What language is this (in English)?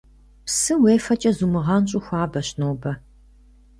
Kabardian